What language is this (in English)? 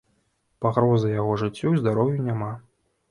Belarusian